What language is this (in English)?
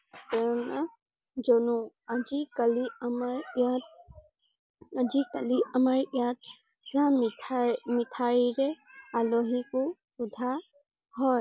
Assamese